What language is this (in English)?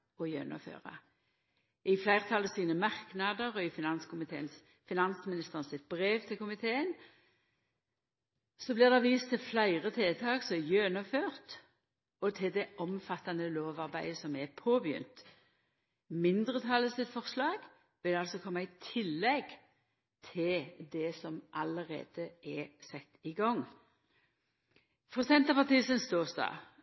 Norwegian Nynorsk